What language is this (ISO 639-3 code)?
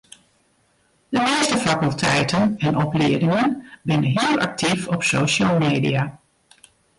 fry